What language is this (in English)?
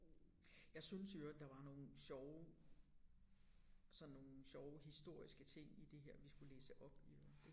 Danish